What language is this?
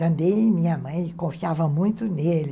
Portuguese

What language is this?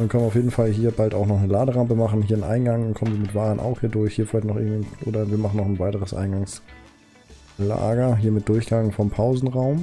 German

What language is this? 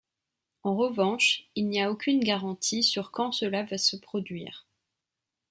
French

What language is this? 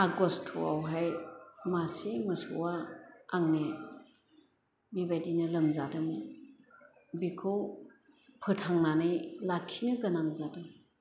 Bodo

